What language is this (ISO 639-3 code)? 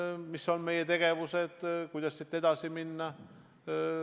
est